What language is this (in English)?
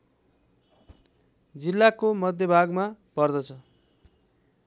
Nepali